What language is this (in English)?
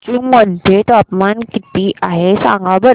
Marathi